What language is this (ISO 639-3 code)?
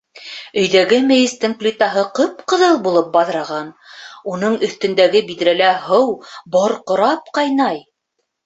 bak